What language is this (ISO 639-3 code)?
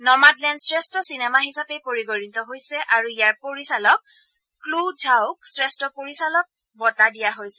asm